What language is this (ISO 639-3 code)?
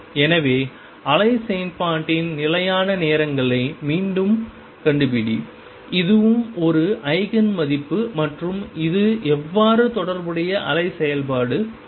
tam